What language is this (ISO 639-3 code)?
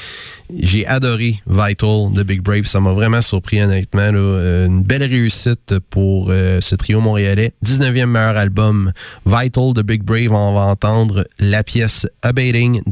fra